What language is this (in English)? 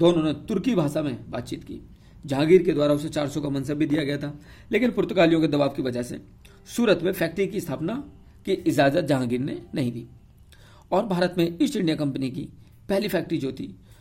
Hindi